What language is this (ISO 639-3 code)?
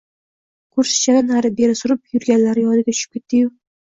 uzb